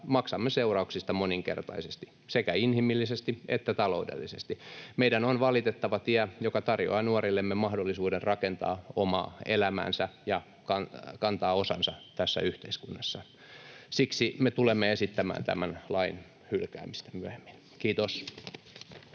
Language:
Finnish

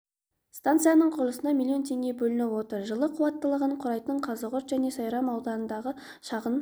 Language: Kazakh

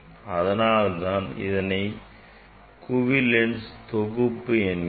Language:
Tamil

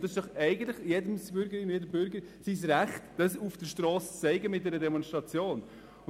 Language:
Swiss German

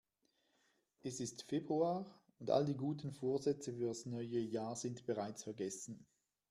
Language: German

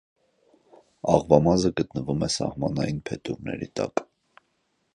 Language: Armenian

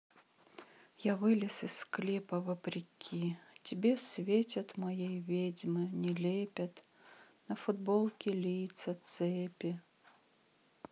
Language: Russian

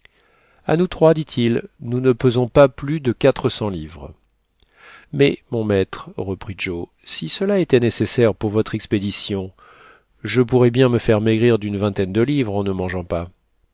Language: French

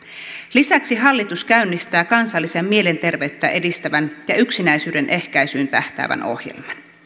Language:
Finnish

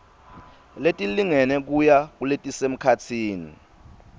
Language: Swati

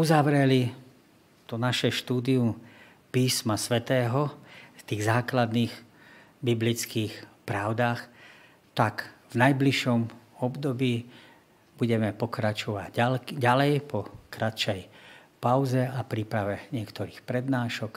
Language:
Slovak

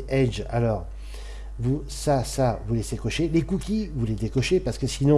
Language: French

